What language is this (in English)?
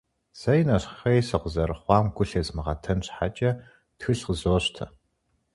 Kabardian